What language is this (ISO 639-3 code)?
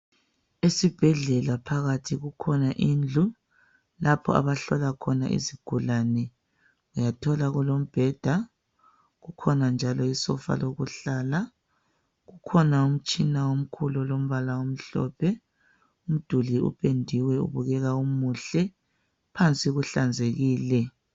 nde